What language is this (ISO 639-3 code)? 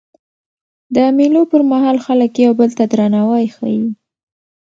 pus